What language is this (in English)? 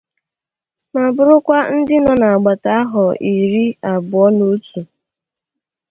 Igbo